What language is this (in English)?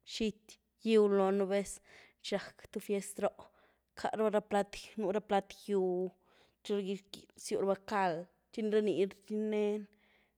Güilá Zapotec